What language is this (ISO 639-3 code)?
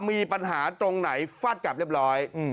tha